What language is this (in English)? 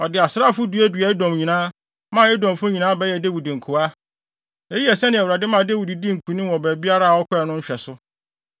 Akan